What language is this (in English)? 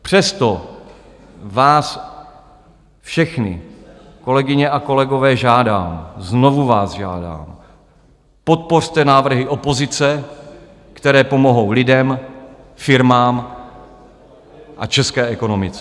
Czech